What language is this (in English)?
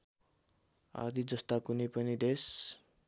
Nepali